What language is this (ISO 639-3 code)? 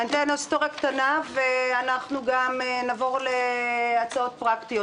heb